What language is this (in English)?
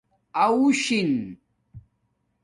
Domaaki